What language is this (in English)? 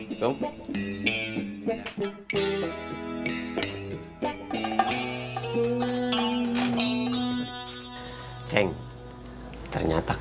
Indonesian